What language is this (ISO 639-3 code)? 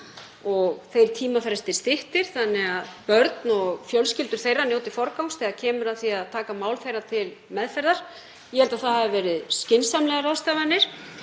isl